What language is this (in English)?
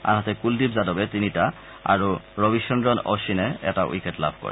Assamese